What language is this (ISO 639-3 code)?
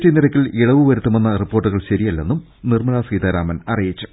mal